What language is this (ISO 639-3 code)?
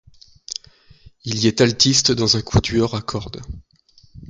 fra